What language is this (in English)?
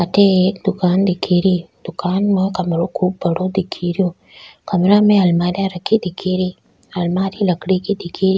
Rajasthani